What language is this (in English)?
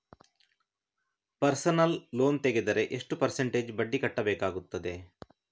Kannada